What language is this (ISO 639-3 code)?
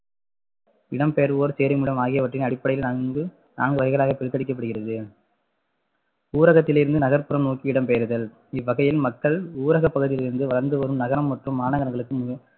tam